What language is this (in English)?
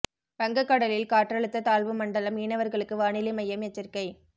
Tamil